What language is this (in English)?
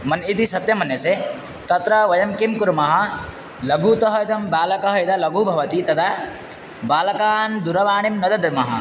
Sanskrit